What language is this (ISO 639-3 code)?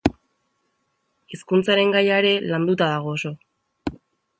eus